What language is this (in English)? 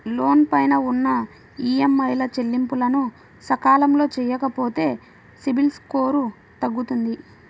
Telugu